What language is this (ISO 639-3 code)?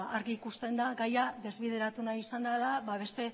eus